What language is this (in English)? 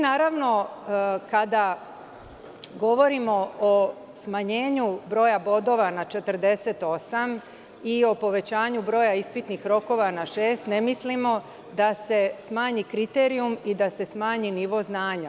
Serbian